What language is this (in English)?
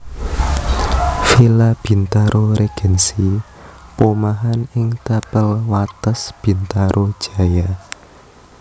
Javanese